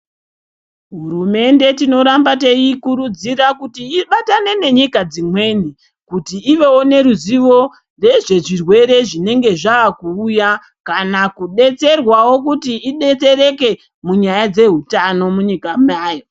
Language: Ndau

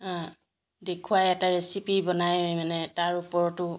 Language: Assamese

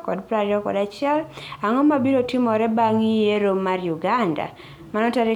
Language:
Luo (Kenya and Tanzania)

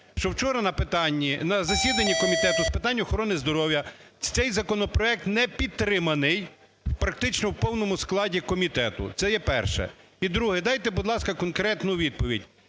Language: Ukrainian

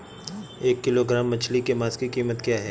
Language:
Hindi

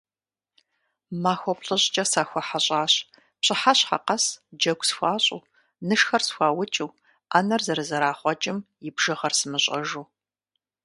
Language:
Kabardian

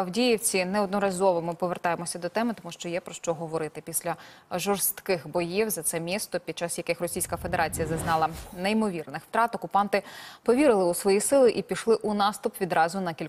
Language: Ukrainian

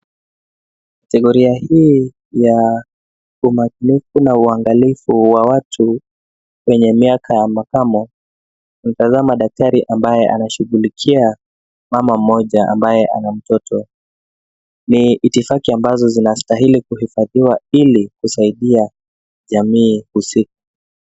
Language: Swahili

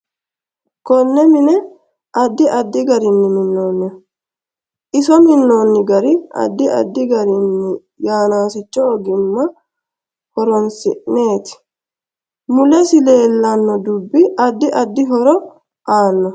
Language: Sidamo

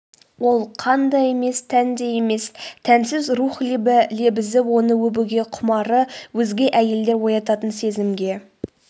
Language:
Kazakh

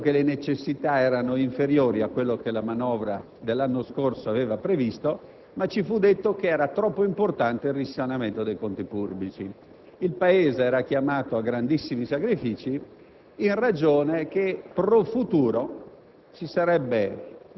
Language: Italian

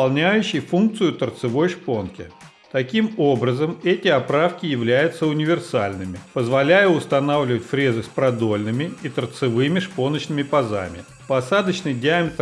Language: Russian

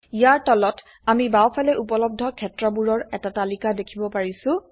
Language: Assamese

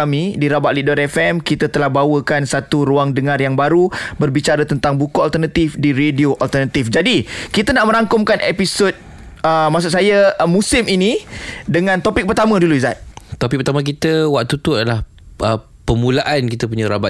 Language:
Malay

